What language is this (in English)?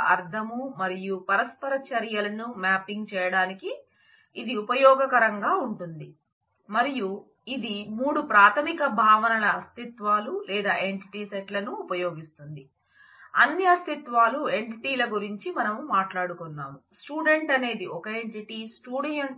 Telugu